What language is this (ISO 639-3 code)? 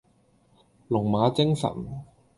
yue